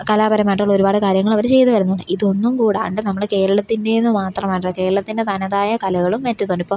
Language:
Malayalam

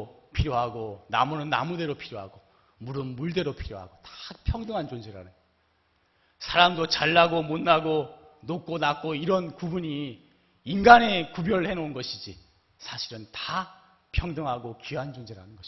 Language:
Korean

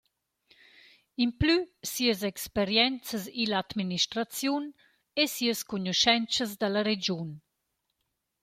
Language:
Romansh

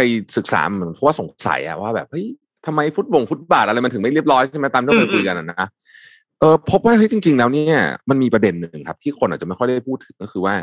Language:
Thai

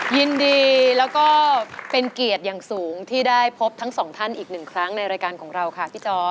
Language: Thai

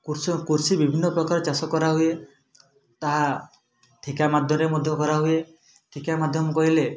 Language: Odia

